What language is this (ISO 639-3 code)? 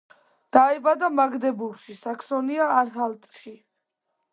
kat